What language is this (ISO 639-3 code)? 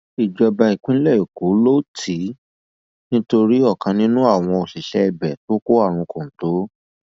yor